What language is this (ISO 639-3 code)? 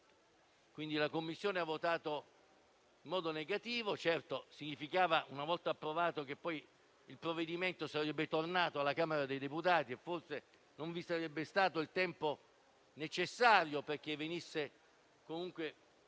ita